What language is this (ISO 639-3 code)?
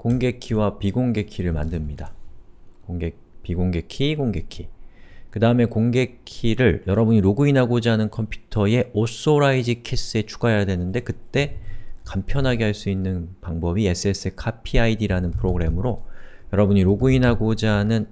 kor